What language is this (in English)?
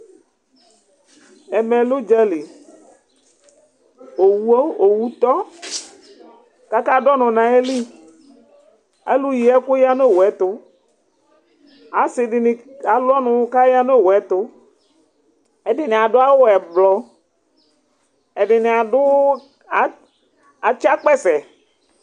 Ikposo